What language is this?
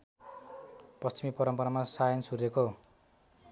Nepali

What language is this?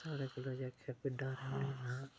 Dogri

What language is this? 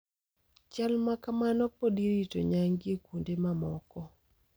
Luo (Kenya and Tanzania)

